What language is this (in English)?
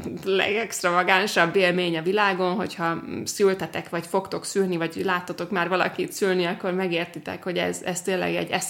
Hungarian